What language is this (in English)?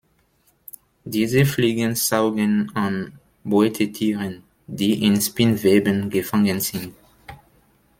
German